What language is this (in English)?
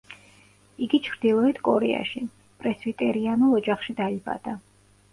Georgian